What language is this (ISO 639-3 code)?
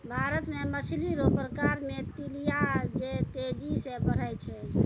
mai